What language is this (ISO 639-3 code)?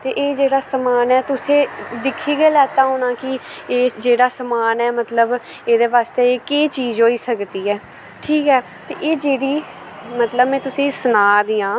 doi